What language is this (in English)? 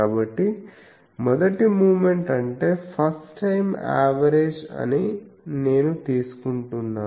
Telugu